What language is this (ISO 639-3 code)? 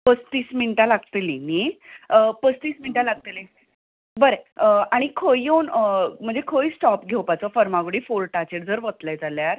kok